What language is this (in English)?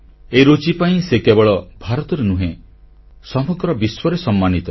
Odia